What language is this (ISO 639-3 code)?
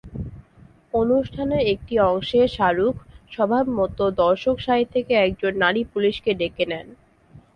ben